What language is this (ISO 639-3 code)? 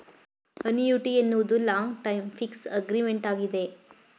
kan